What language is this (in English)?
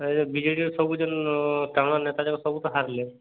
Odia